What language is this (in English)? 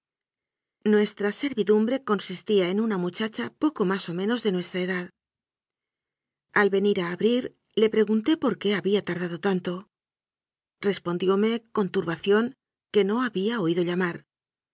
Spanish